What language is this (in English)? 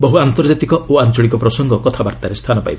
Odia